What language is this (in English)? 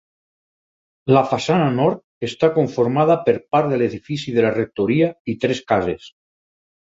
Catalan